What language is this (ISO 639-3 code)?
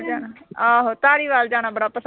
pan